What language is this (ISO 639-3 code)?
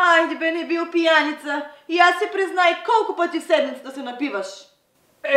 por